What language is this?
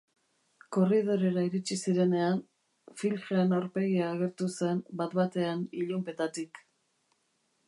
Basque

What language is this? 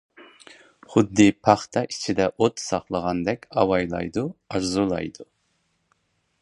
Uyghur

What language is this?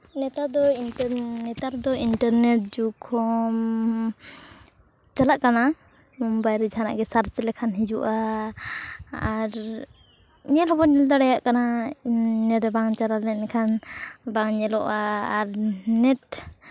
Santali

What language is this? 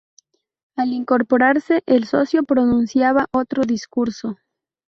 Spanish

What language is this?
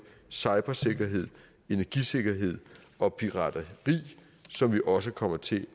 Danish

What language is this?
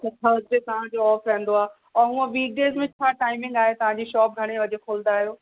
Sindhi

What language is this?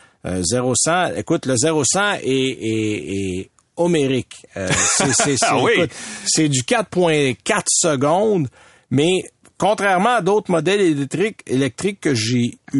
French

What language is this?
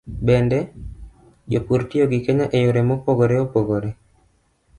Luo (Kenya and Tanzania)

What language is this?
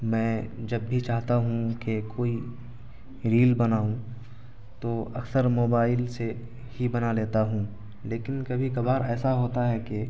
Urdu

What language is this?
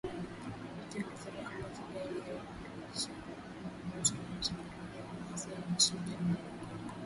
Swahili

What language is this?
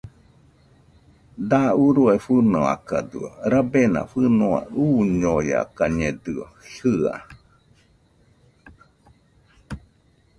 Nüpode Huitoto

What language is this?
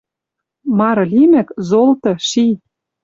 Western Mari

